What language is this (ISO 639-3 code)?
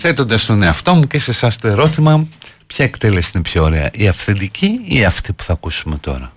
ell